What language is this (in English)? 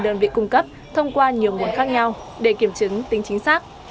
Vietnamese